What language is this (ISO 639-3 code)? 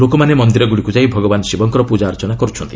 ori